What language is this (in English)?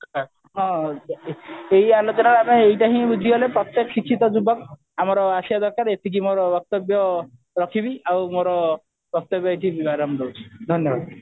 Odia